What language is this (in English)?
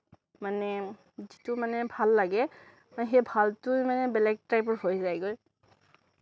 Assamese